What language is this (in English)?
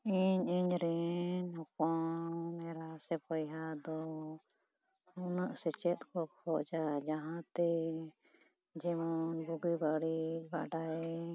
Santali